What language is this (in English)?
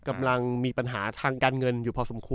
Thai